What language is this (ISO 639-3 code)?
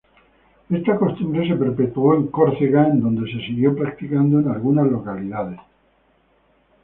spa